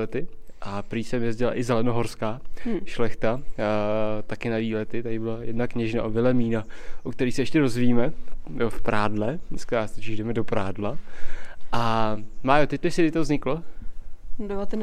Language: Czech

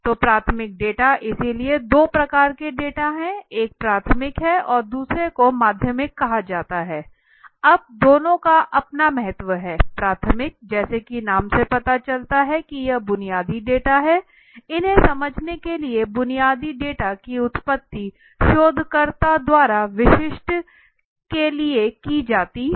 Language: Hindi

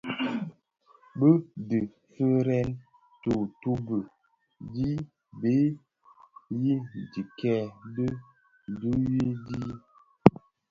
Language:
Bafia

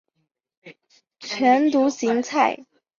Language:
Chinese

